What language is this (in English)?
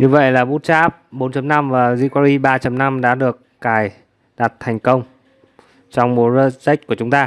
Vietnamese